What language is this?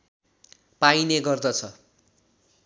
Nepali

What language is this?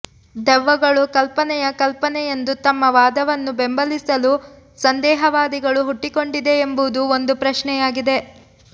Kannada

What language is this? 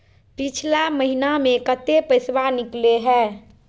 Magahi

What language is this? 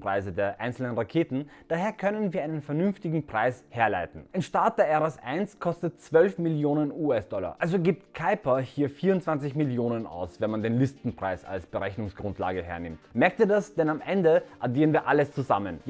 German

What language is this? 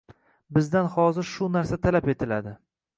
Uzbek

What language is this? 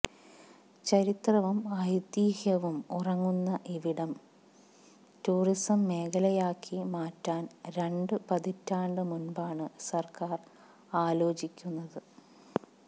Malayalam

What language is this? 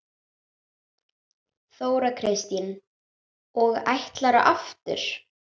Icelandic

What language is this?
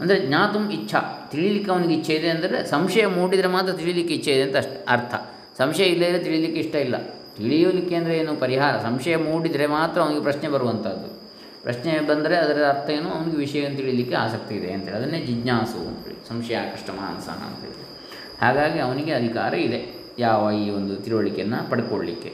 Kannada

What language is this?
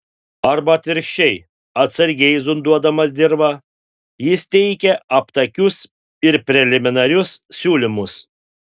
Lithuanian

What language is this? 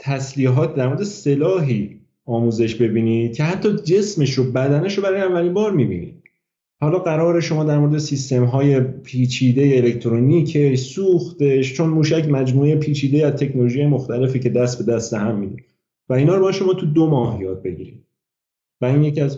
Persian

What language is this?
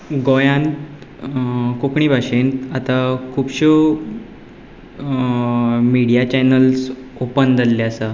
Konkani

